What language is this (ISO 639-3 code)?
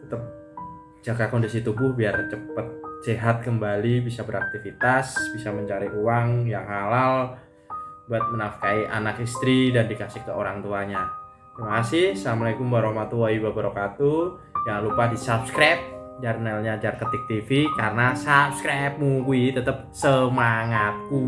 ind